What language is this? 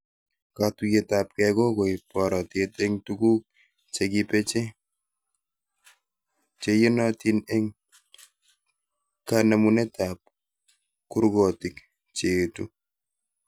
Kalenjin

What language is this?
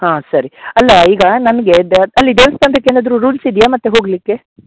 Kannada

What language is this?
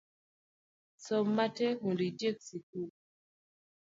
Luo (Kenya and Tanzania)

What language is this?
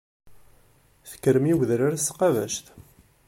Kabyle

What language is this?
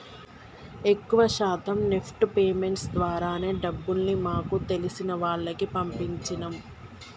Telugu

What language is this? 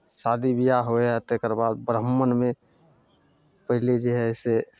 Maithili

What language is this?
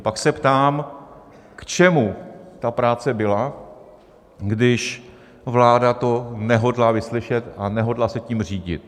Czech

